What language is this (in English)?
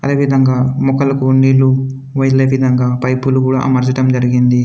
Telugu